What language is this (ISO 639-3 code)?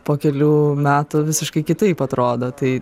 lit